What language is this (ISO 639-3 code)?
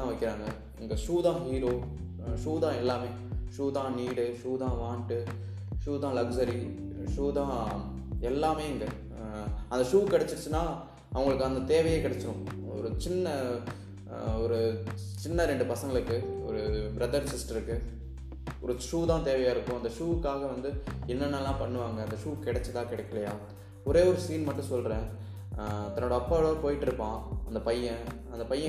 tam